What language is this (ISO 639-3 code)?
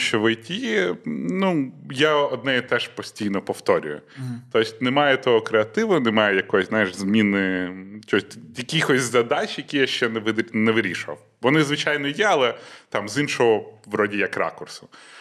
ukr